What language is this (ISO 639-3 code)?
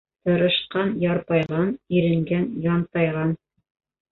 bak